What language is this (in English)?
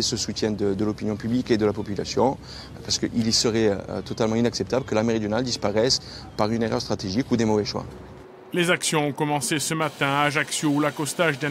French